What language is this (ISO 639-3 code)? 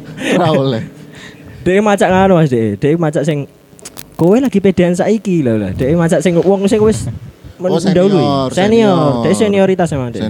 ind